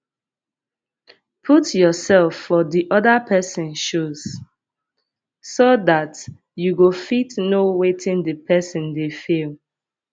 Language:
Nigerian Pidgin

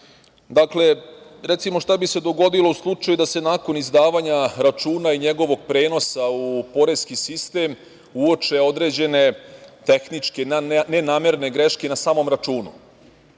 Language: Serbian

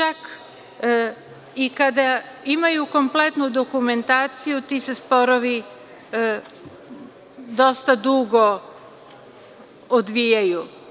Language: Serbian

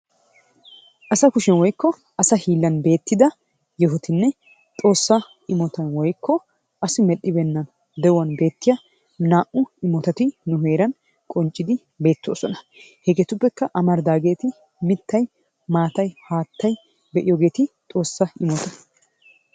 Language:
Wolaytta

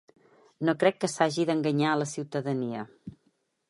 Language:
Catalan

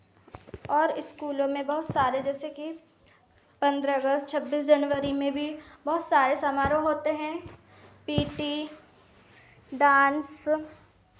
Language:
Hindi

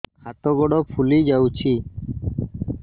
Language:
Odia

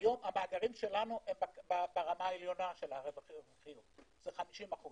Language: Hebrew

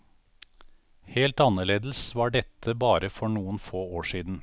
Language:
Norwegian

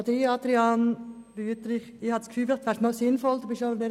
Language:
Swiss German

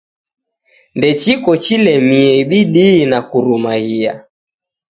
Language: Taita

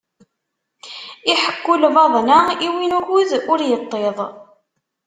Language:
Kabyle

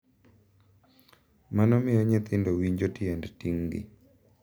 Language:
Luo (Kenya and Tanzania)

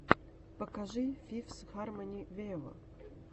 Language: Russian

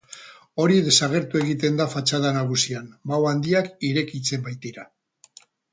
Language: Basque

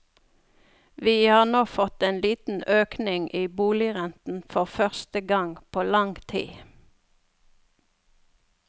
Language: Norwegian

